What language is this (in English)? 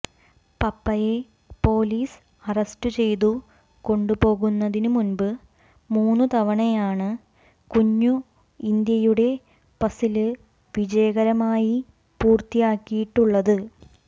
Malayalam